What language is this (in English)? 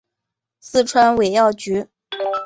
Chinese